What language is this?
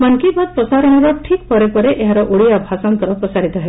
Odia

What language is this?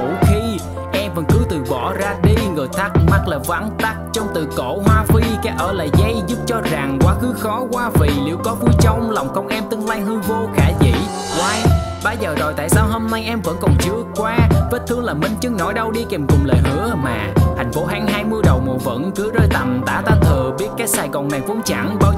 Vietnamese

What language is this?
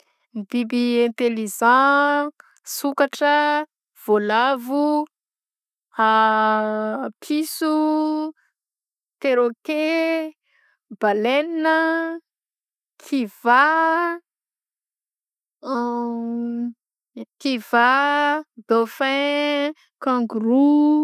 Southern Betsimisaraka Malagasy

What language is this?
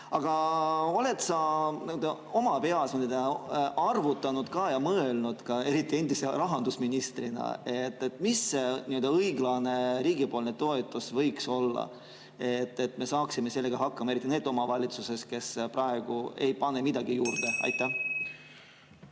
Estonian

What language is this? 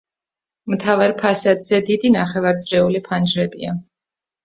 Georgian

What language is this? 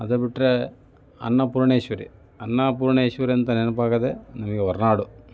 Kannada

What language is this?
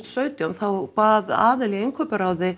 Icelandic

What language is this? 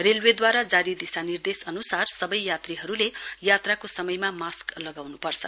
Nepali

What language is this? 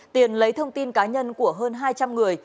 Vietnamese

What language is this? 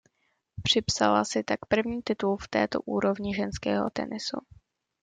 Czech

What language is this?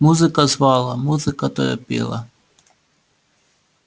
Russian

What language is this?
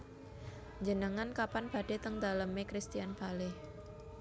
Javanese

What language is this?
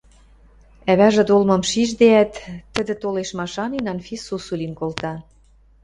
Western Mari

